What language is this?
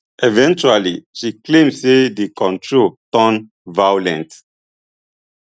Nigerian Pidgin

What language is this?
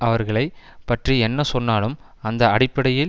Tamil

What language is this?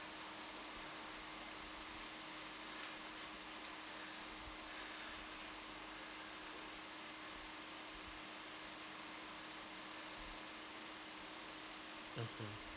English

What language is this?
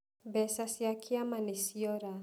Kikuyu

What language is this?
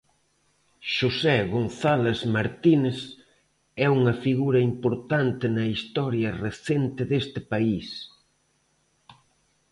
Galician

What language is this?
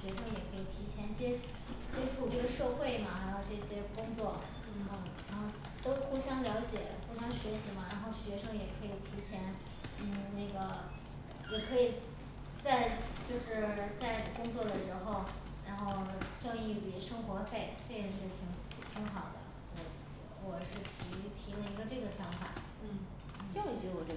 Chinese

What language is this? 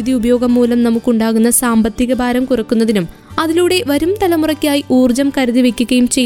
Malayalam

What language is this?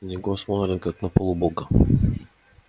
Russian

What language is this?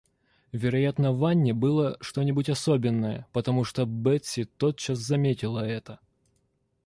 Russian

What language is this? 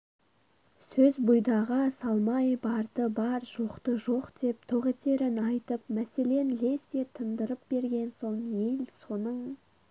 Kazakh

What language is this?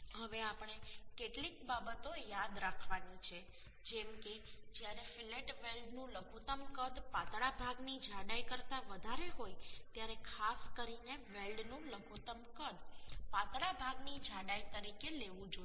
Gujarati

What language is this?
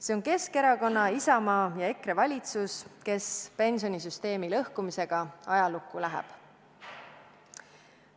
Estonian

